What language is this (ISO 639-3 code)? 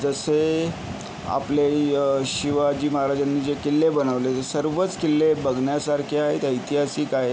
mar